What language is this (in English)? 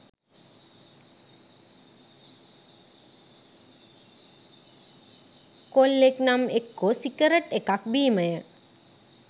Sinhala